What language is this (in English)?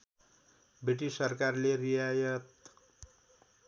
Nepali